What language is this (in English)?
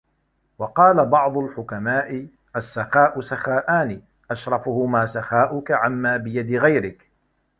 Arabic